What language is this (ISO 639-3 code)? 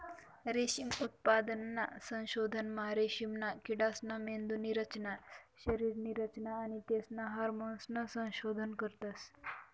mar